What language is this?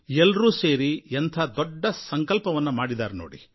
Kannada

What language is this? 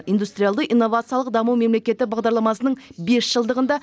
Kazakh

